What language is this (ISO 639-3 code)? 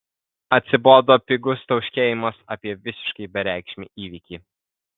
lit